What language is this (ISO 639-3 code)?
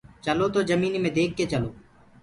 ggg